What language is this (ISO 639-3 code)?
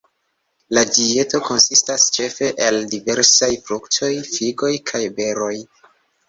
epo